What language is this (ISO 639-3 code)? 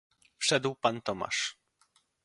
pol